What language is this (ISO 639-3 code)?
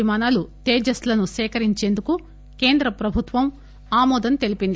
tel